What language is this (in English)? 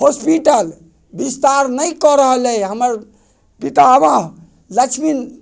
Maithili